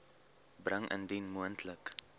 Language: Afrikaans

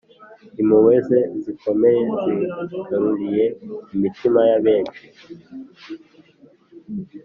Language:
Kinyarwanda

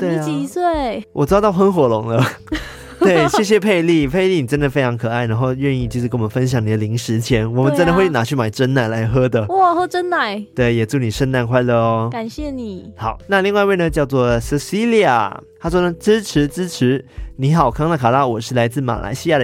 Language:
Chinese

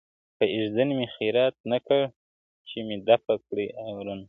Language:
Pashto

